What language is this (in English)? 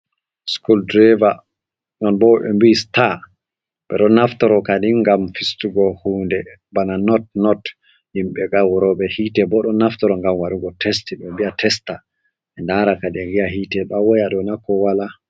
Fula